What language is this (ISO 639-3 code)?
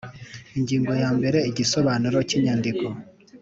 kin